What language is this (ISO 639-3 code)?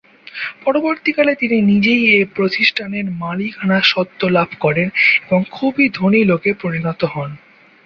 ben